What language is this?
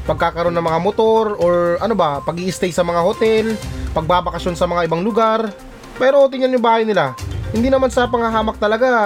Filipino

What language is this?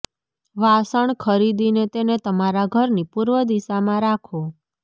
Gujarati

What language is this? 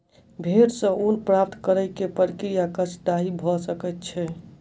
Maithili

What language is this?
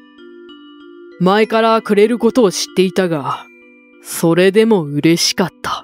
Japanese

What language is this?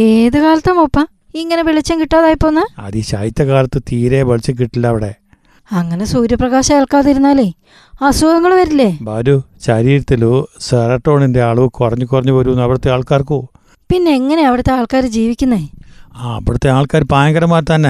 Malayalam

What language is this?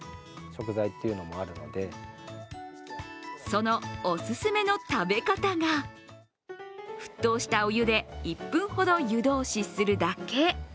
Japanese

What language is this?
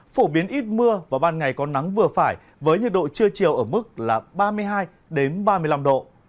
Vietnamese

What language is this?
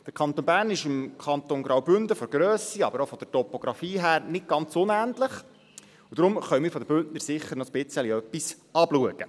Swiss German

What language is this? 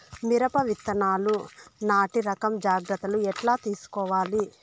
Telugu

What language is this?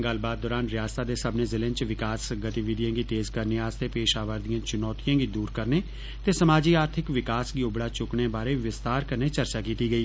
Dogri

